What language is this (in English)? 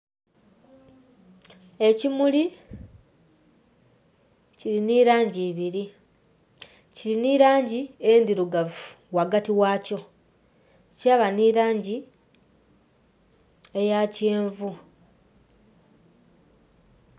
Soga